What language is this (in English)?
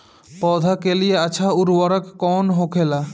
Bhojpuri